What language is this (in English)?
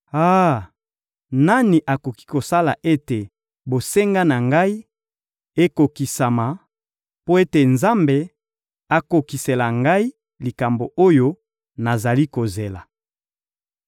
Lingala